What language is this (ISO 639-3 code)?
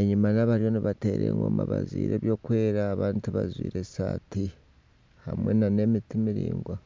nyn